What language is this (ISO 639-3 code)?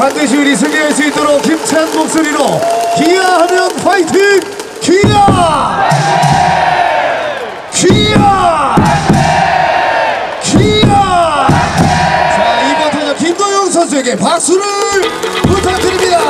kor